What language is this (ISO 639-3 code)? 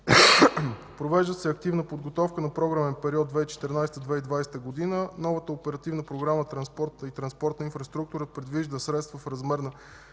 bul